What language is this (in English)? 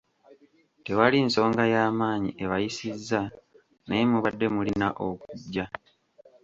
Ganda